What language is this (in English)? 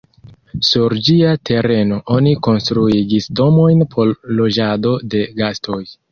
Esperanto